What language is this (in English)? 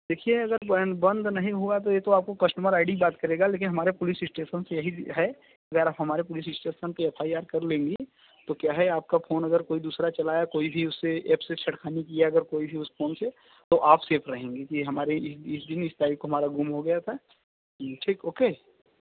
Hindi